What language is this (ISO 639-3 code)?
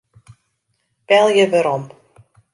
fry